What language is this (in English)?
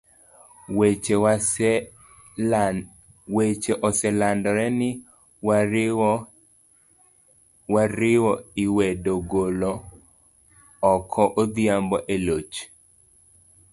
Luo (Kenya and Tanzania)